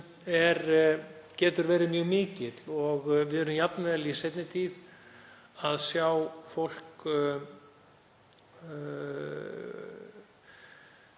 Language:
Icelandic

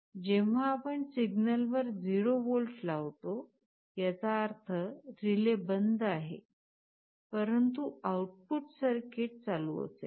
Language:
Marathi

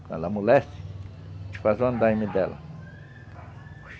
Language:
Portuguese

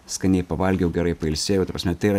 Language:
Lithuanian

